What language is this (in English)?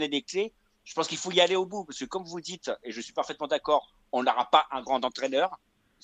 French